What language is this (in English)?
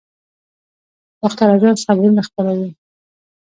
Pashto